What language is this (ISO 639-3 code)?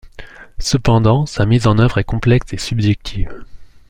fra